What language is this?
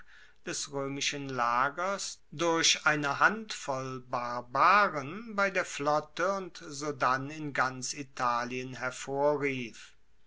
German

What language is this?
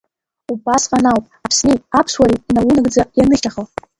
Abkhazian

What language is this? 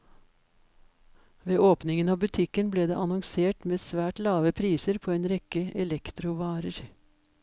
Norwegian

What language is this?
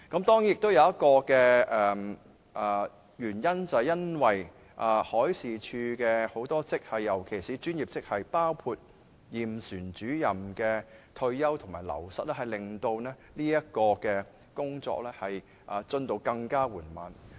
Cantonese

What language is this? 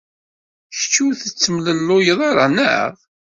Kabyle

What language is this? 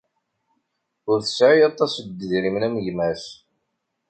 Kabyle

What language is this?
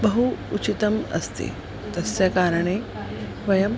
Sanskrit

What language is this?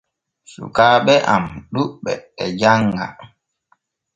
Borgu Fulfulde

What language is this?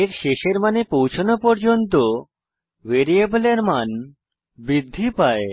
Bangla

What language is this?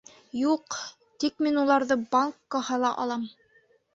Bashkir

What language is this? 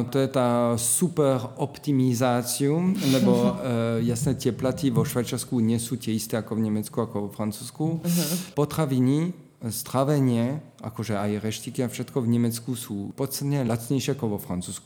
Slovak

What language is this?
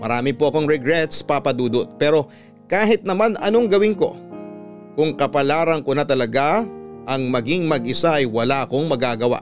Filipino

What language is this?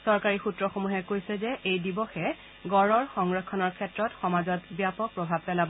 Assamese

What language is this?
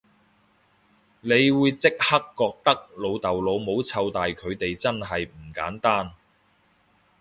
Cantonese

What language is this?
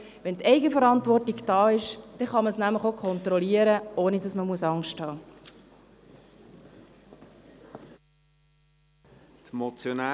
Swiss German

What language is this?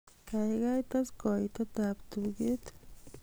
Kalenjin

